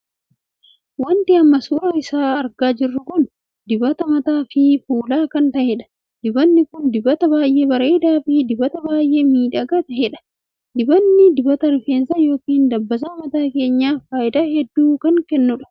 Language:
Oromo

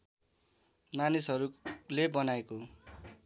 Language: Nepali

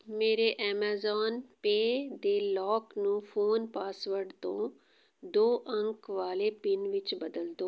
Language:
Punjabi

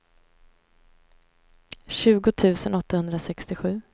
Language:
Swedish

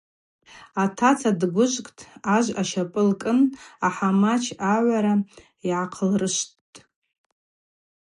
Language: Abaza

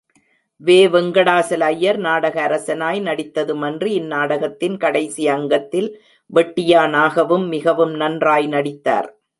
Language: Tamil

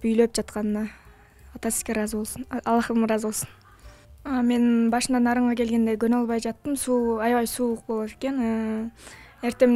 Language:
Turkish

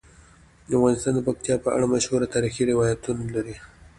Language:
Pashto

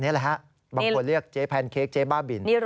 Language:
Thai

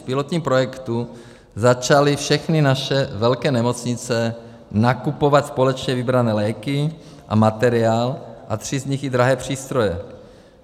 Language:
Czech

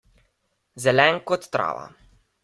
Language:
Slovenian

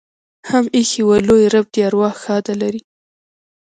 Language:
Pashto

